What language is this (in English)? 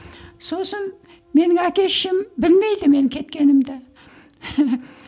Kazakh